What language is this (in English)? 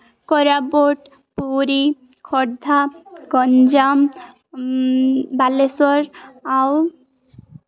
Odia